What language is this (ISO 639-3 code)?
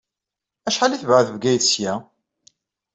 kab